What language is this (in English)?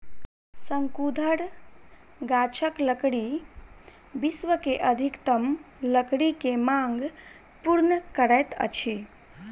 Maithili